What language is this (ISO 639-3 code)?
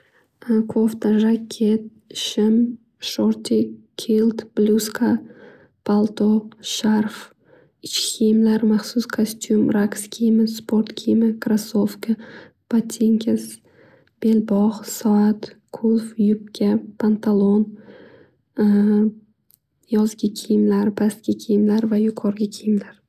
uzb